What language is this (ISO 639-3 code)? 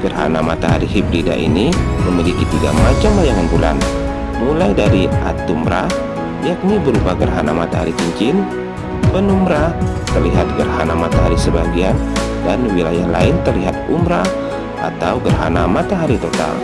ind